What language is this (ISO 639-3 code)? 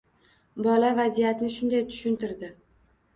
uzb